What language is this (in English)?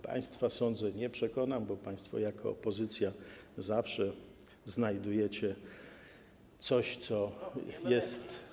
Polish